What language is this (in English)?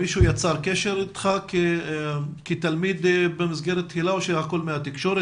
Hebrew